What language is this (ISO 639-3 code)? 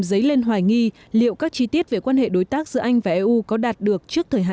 vie